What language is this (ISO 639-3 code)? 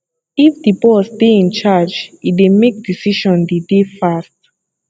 pcm